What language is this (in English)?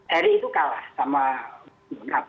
Indonesian